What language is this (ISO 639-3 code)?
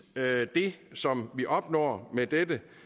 dan